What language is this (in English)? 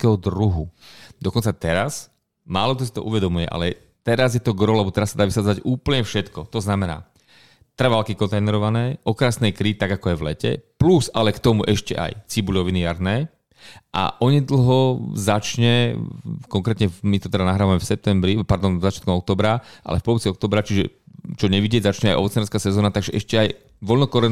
Slovak